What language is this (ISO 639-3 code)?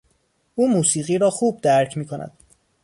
fas